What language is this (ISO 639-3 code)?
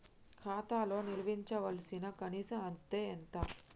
tel